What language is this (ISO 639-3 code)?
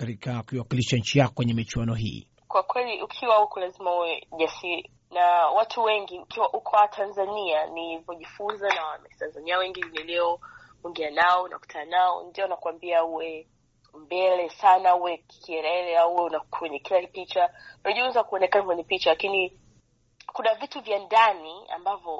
swa